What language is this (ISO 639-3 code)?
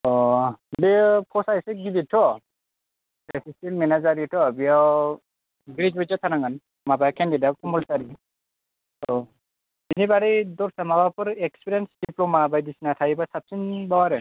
brx